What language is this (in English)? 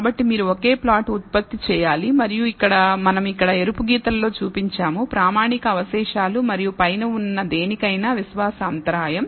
Telugu